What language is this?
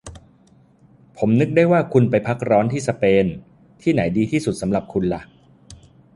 Thai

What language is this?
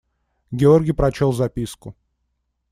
Russian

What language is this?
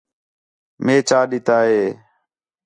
Khetrani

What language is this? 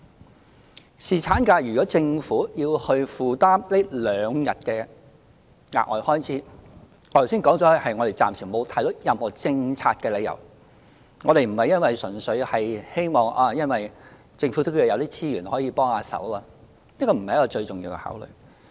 Cantonese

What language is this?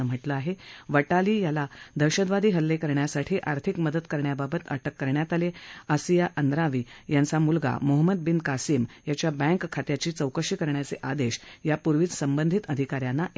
Marathi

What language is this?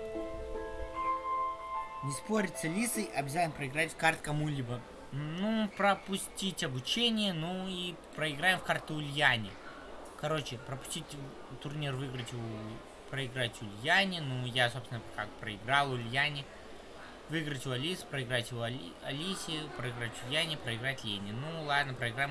Russian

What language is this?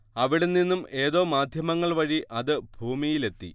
Malayalam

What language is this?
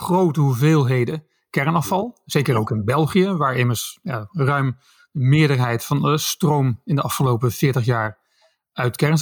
Dutch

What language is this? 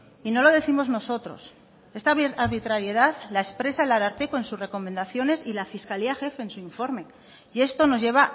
Spanish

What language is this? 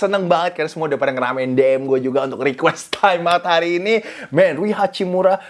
Indonesian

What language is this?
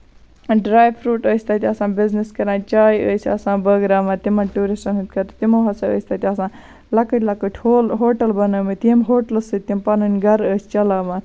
Kashmiri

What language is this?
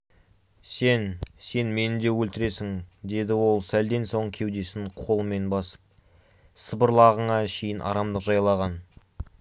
Kazakh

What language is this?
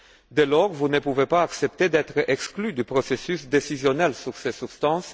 French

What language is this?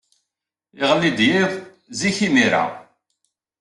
Kabyle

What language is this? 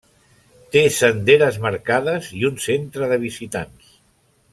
Catalan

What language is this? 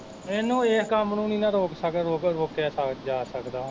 Punjabi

